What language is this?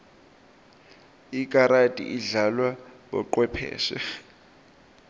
Swati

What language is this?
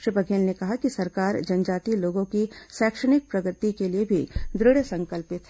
Hindi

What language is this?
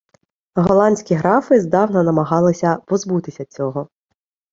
Ukrainian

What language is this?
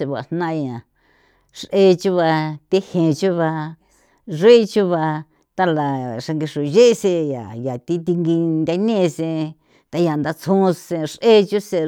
San Felipe Otlaltepec Popoloca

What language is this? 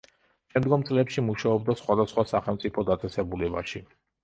Georgian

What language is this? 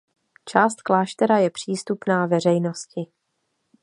Czech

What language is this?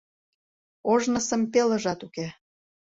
Mari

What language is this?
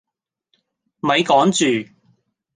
Cantonese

